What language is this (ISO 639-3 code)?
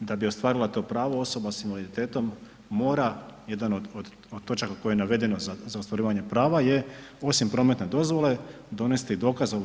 hrv